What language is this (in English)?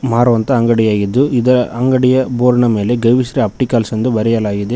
Kannada